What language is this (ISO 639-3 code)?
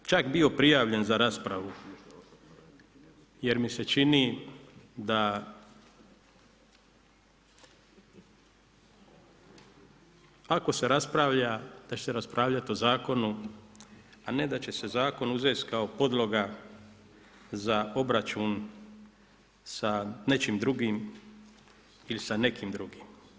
hrv